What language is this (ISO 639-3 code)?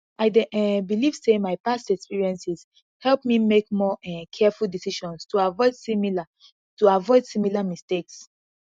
pcm